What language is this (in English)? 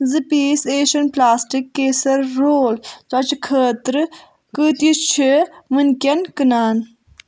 Kashmiri